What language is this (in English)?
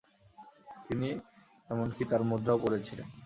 Bangla